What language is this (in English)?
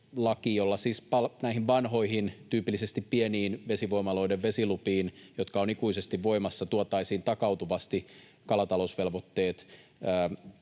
Finnish